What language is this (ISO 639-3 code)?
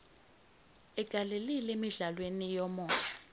zul